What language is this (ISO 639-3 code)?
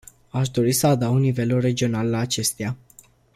ron